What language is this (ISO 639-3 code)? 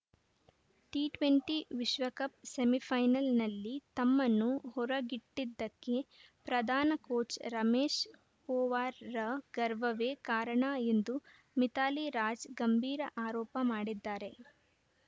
kan